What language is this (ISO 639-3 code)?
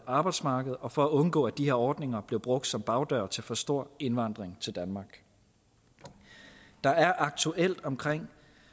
dan